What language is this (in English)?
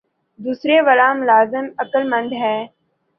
Urdu